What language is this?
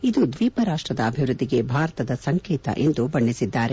Kannada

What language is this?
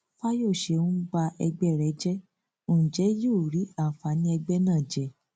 Yoruba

